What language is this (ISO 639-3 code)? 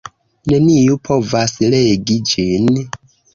epo